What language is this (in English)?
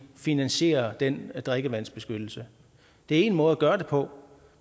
Danish